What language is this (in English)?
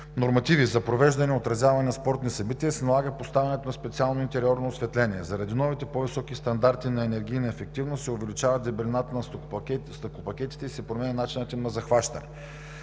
Bulgarian